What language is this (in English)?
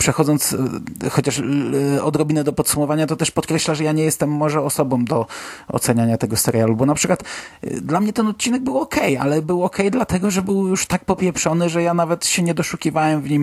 Polish